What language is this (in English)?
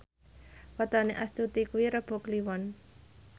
Javanese